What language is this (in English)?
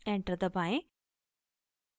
Hindi